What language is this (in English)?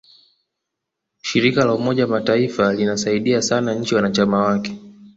Swahili